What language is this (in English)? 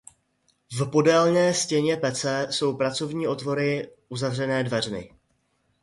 Czech